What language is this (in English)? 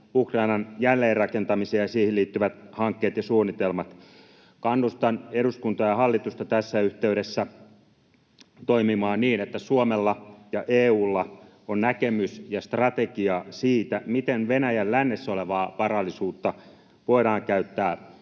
Finnish